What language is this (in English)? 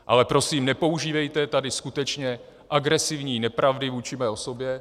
Czech